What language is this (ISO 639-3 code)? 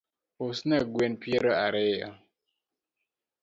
luo